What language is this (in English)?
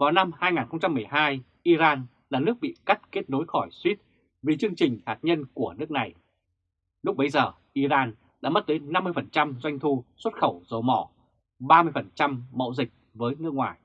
Vietnamese